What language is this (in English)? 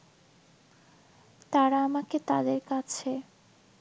Bangla